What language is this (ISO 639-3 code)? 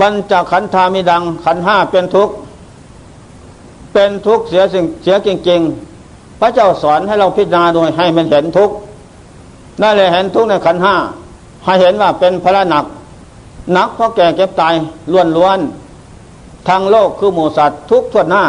tha